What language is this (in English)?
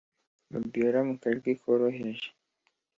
Kinyarwanda